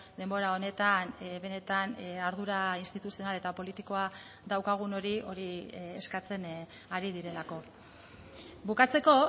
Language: Basque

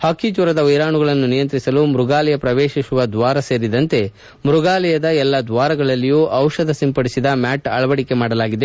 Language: Kannada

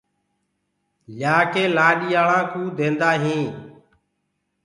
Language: Gurgula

